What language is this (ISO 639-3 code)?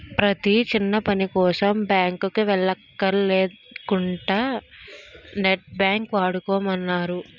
tel